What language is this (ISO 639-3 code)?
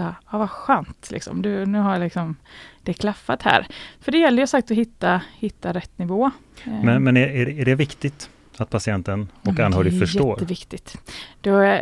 swe